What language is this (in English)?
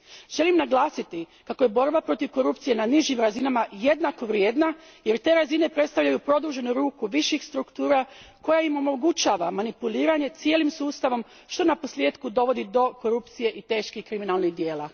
Croatian